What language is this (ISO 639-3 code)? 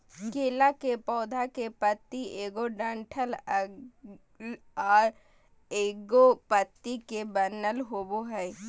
mag